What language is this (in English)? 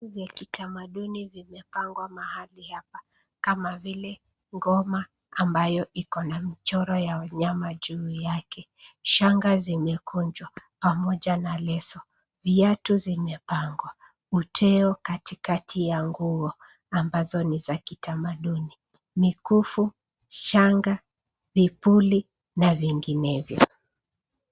Swahili